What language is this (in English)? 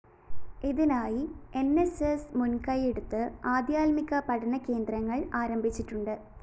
Malayalam